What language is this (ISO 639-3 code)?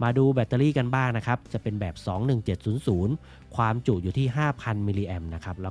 tha